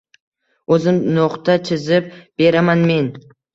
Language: Uzbek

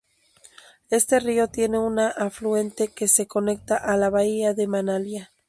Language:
Spanish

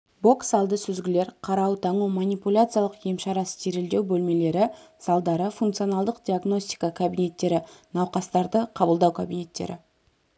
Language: Kazakh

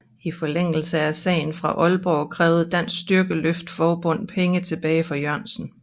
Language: Danish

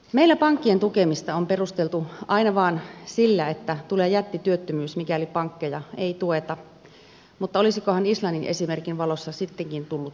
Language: Finnish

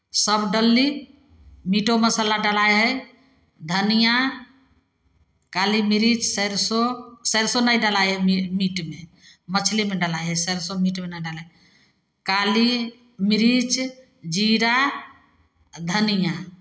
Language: Maithili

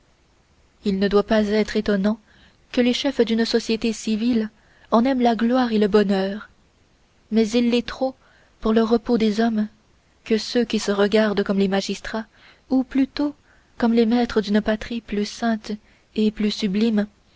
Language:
French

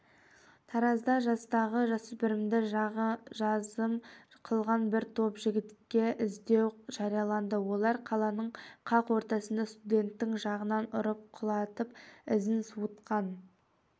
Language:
Kazakh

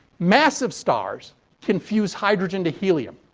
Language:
English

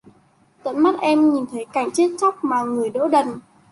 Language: Vietnamese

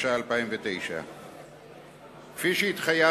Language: Hebrew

